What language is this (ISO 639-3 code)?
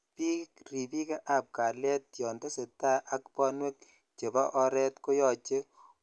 kln